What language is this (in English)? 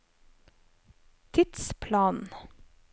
Norwegian